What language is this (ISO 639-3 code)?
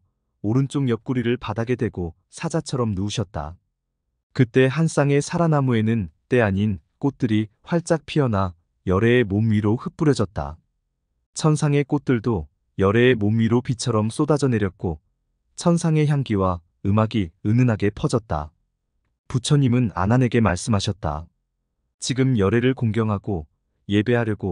kor